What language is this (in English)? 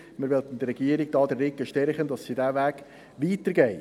Swiss German